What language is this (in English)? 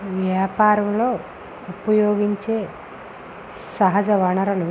Telugu